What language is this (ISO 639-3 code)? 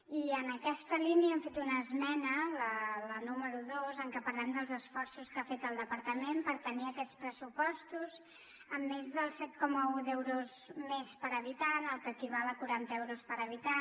cat